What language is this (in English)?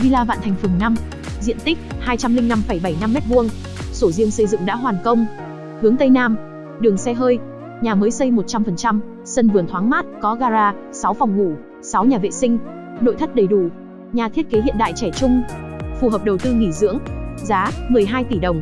Vietnamese